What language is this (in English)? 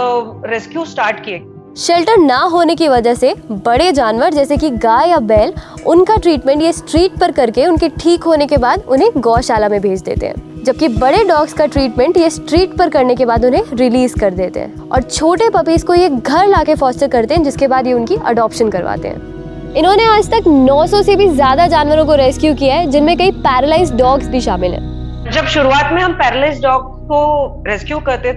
Hindi